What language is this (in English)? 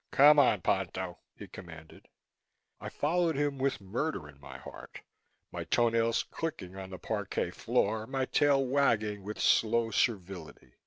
English